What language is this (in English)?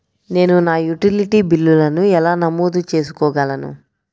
Telugu